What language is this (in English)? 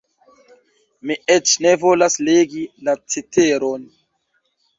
Esperanto